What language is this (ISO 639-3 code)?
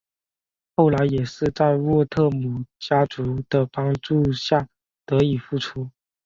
zho